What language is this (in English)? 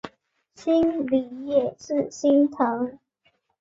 Chinese